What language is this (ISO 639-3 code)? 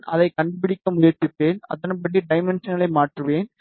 tam